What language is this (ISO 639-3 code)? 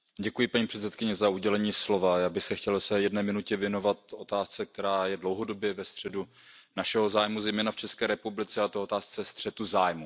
ces